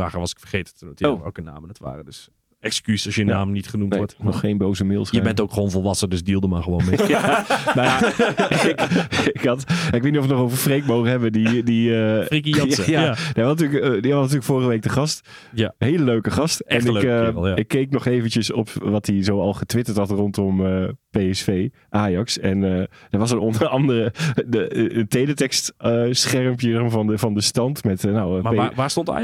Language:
Dutch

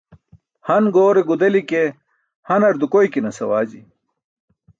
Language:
Burushaski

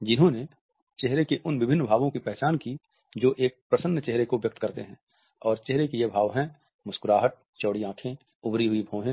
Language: Hindi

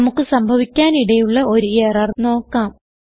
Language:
Malayalam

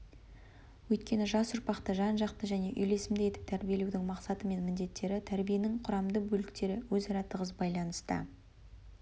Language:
Kazakh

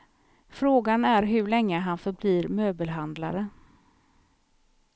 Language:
Swedish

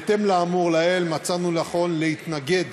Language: Hebrew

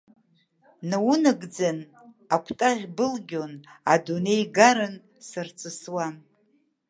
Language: Abkhazian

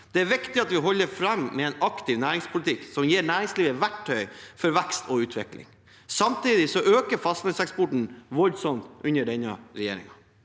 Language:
Norwegian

